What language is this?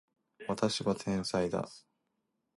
Japanese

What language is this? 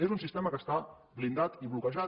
Catalan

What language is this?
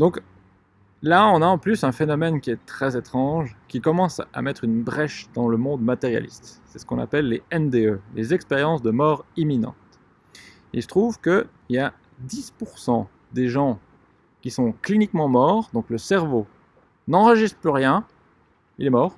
French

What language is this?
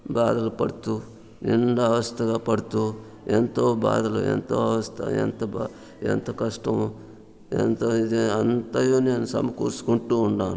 Telugu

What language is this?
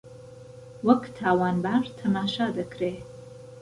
Central Kurdish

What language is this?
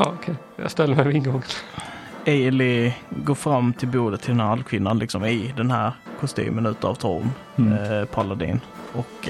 Swedish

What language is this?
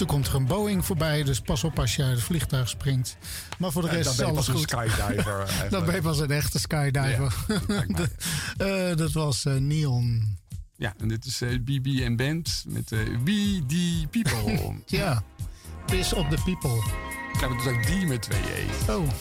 Dutch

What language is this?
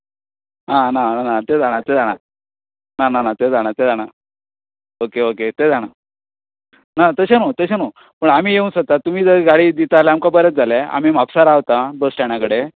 Konkani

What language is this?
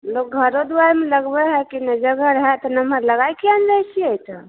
Maithili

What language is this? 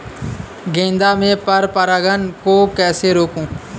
Hindi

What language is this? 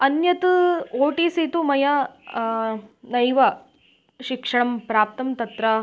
Sanskrit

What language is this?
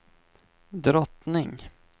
Swedish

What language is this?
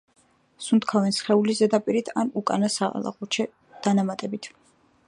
Georgian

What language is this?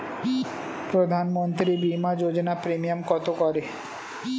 Bangla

